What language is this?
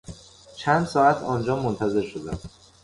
Persian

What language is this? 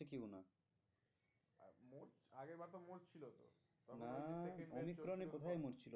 Bangla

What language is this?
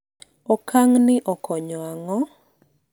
Luo (Kenya and Tanzania)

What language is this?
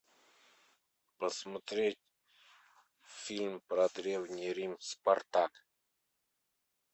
Russian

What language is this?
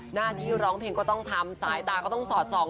Thai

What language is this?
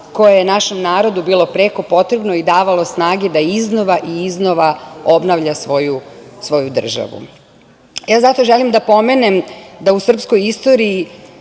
Serbian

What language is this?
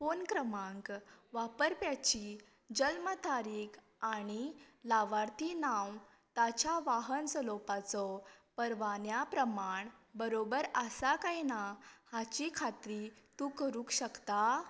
Konkani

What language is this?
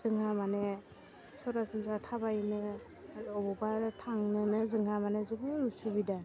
Bodo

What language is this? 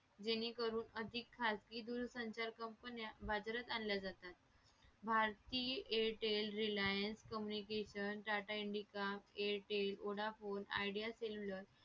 Marathi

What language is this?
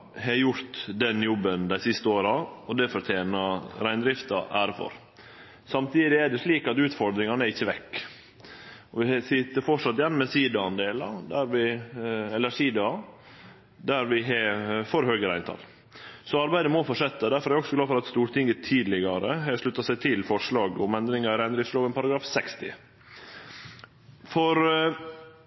Norwegian Nynorsk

